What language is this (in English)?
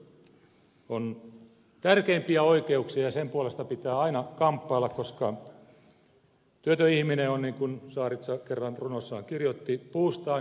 Finnish